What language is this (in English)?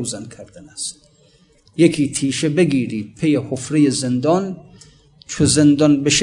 Persian